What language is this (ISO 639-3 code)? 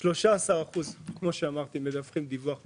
heb